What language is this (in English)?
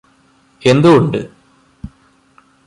Malayalam